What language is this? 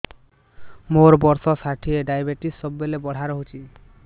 Odia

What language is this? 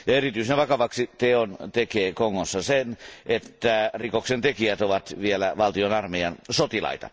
Finnish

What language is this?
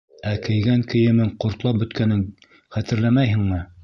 Bashkir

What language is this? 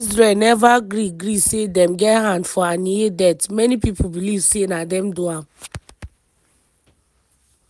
Nigerian Pidgin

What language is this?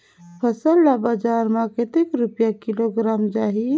Chhattisgarhi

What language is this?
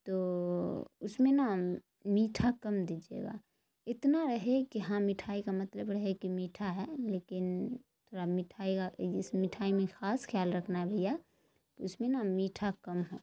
Urdu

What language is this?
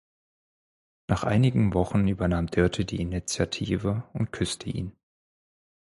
German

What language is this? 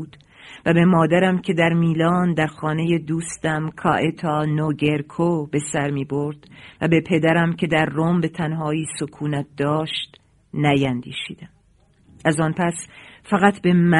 Persian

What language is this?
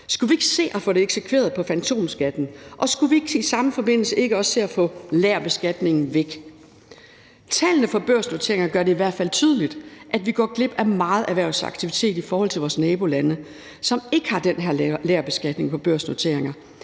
Danish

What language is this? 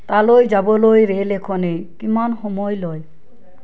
Assamese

